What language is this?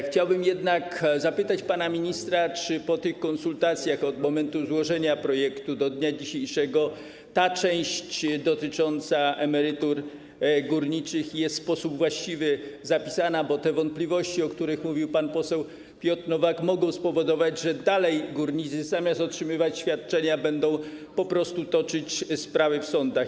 Polish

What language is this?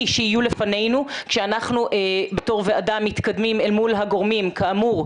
Hebrew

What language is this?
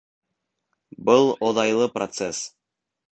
Bashkir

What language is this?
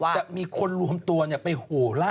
Thai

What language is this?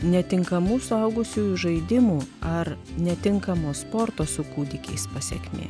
Lithuanian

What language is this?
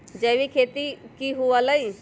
Magahi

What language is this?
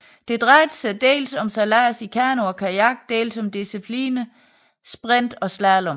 Danish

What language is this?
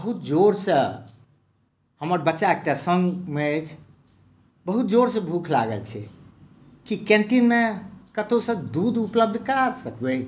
Maithili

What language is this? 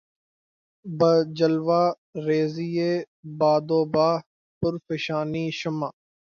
Urdu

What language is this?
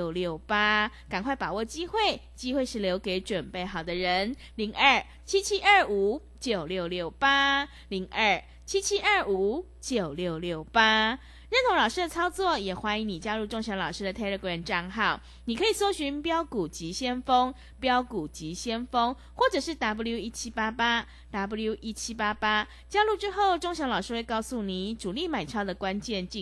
Chinese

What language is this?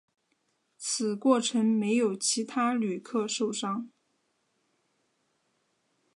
Chinese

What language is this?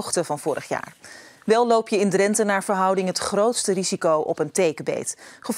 Dutch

